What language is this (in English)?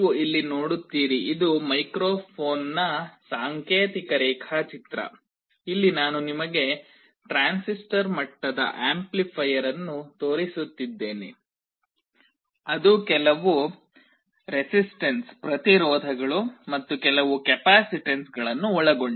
Kannada